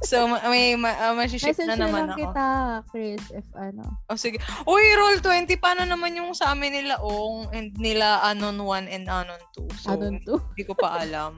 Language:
Filipino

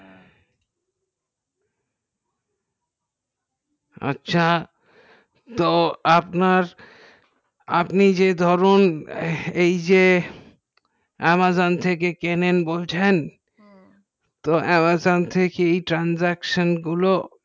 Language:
Bangla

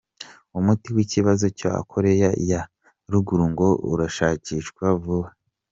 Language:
Kinyarwanda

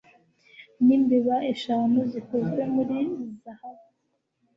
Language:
Kinyarwanda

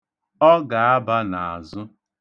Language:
Igbo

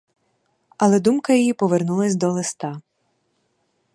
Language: Ukrainian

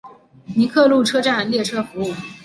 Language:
Chinese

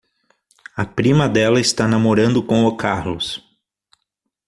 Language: Portuguese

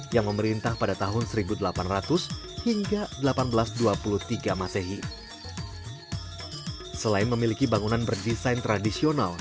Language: Indonesian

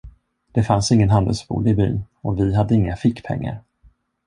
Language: Swedish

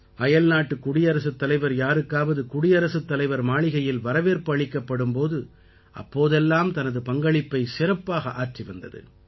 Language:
Tamil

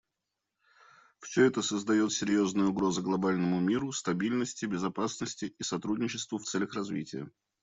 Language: Russian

